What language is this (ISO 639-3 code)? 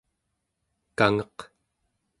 esu